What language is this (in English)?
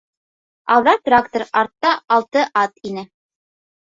Bashkir